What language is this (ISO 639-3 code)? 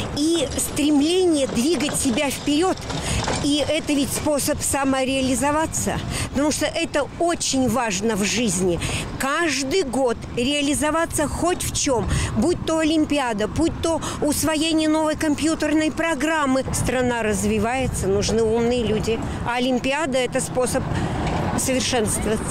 rus